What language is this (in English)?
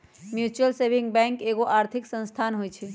Magahi